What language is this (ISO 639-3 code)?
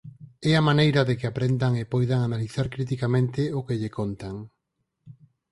glg